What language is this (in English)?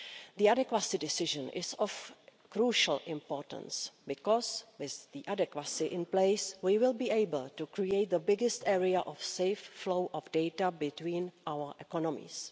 English